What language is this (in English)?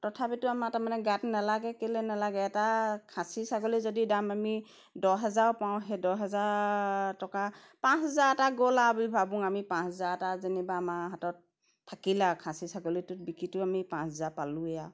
Assamese